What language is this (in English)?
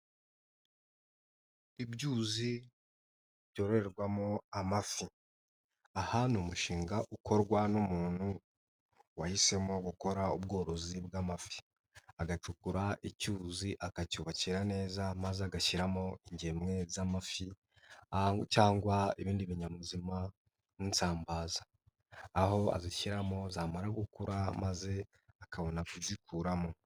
Kinyarwanda